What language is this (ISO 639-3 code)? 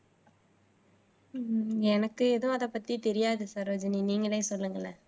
tam